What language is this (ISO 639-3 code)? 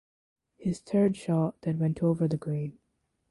eng